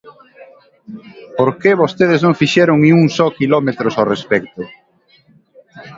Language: Galician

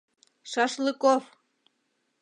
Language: Mari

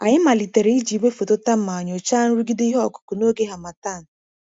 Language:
Igbo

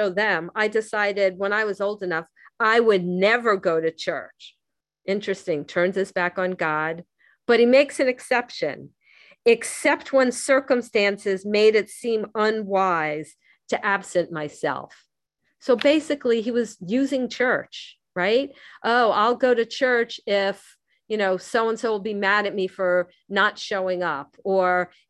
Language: English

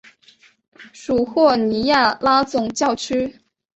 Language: Chinese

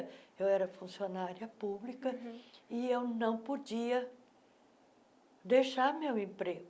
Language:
Portuguese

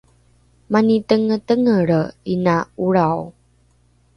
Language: Rukai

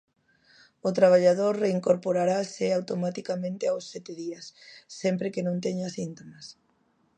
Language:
Galician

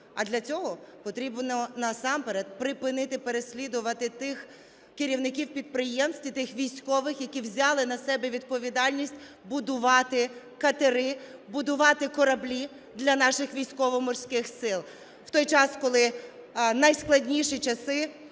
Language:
Ukrainian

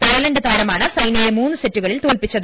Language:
Malayalam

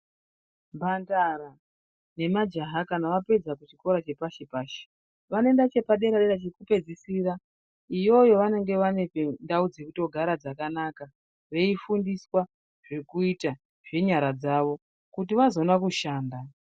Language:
Ndau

